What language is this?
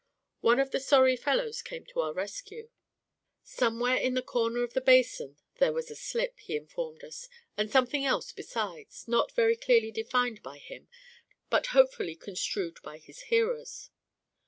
English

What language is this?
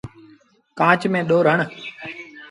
Sindhi Bhil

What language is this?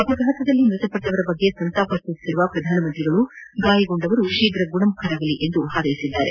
Kannada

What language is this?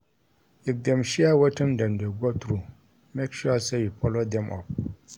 Nigerian Pidgin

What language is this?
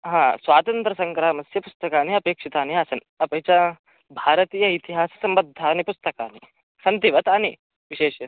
Sanskrit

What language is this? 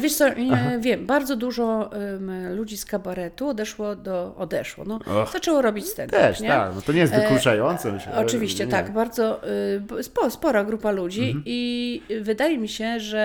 Polish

